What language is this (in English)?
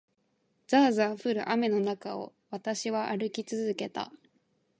Japanese